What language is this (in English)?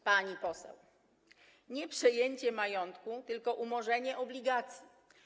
Polish